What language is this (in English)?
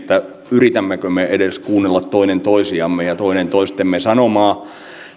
Finnish